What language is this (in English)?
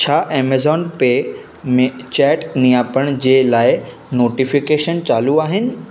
Sindhi